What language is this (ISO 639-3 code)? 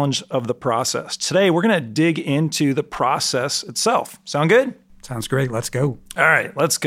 eng